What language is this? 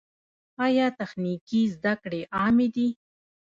Pashto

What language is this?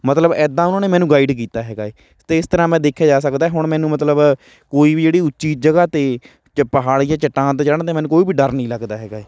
Punjabi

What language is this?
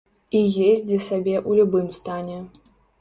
Belarusian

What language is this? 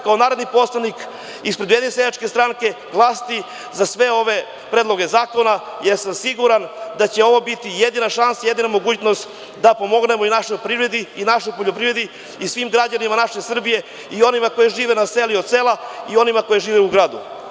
Serbian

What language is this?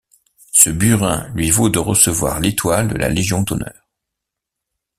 French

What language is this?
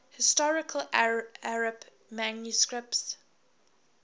English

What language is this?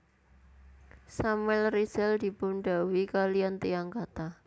Javanese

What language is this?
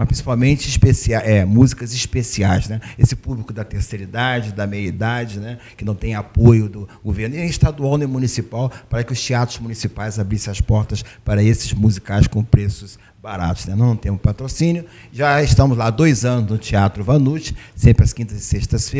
Portuguese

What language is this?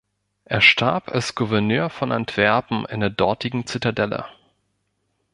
German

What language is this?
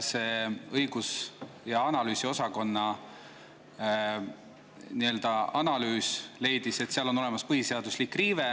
Estonian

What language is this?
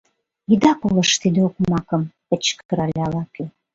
Mari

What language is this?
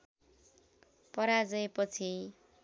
Nepali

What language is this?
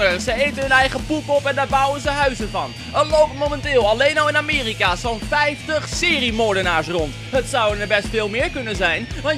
Dutch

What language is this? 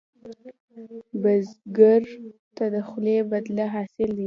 Pashto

